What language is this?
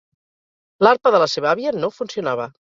Catalan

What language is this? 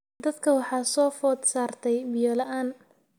Somali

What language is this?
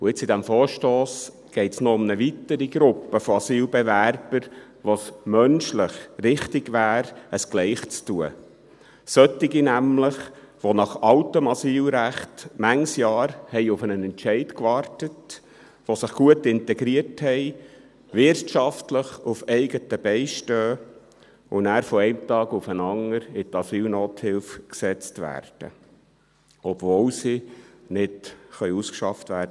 Swiss German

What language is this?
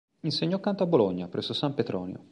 Italian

